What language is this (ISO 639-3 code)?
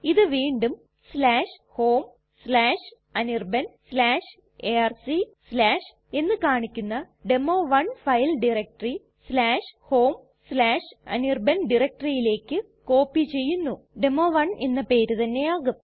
mal